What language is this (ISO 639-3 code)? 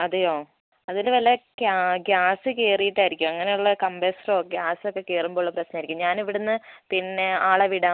mal